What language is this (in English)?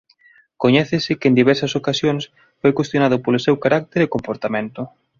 Galician